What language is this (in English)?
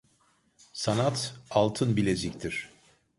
Turkish